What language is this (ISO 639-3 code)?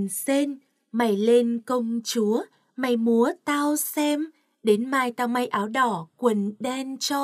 vie